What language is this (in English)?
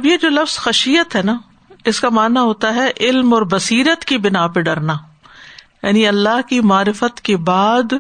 Urdu